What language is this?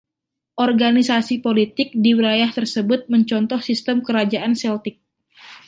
Indonesian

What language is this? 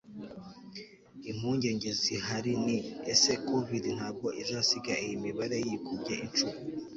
Kinyarwanda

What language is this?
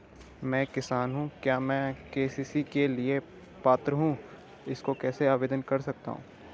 Hindi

